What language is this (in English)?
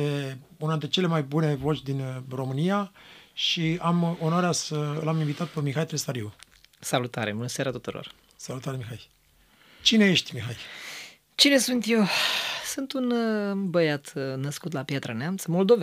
Romanian